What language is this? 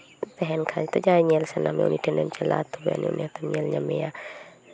Santali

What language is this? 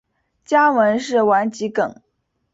Chinese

